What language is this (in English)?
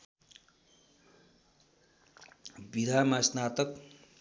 Nepali